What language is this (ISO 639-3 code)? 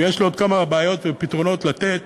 heb